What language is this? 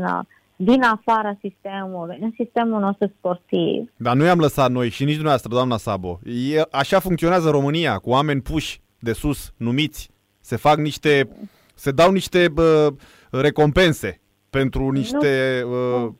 Romanian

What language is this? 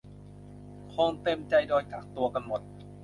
Thai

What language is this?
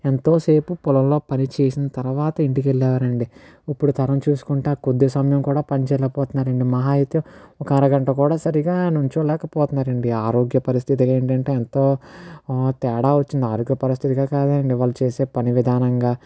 Telugu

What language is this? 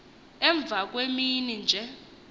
Xhosa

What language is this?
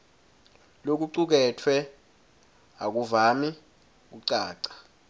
Swati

